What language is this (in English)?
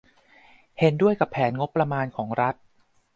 Thai